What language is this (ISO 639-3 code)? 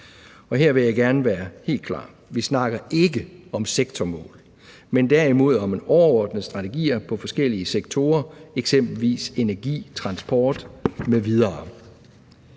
dan